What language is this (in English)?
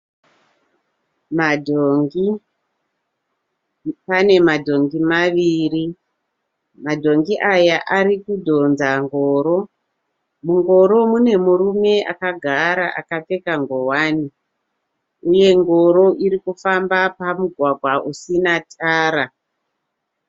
Shona